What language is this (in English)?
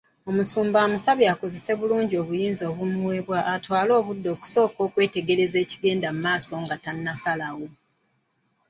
Ganda